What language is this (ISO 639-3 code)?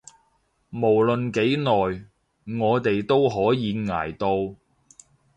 yue